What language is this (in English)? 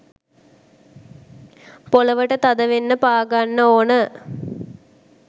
Sinhala